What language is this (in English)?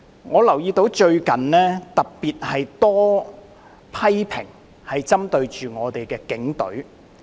Cantonese